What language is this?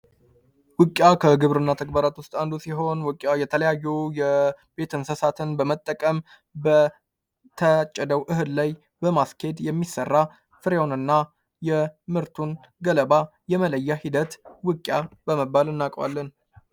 Amharic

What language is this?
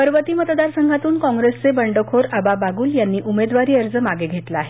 Marathi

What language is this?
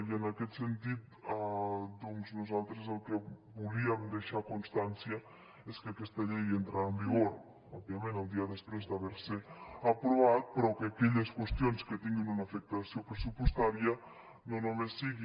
Catalan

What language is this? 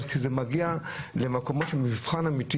Hebrew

